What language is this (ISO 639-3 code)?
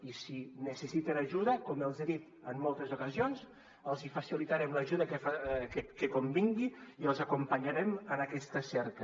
cat